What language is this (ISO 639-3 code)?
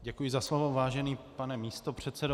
ces